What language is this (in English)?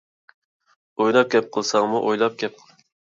Uyghur